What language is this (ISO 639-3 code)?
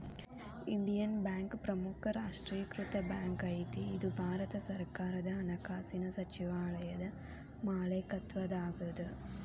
kan